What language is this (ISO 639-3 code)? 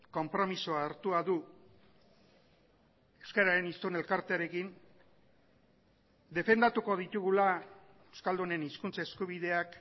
eus